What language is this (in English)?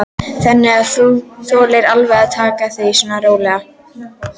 Icelandic